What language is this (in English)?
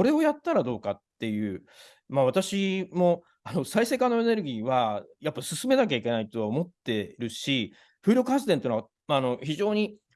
Japanese